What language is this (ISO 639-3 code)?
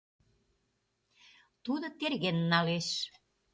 chm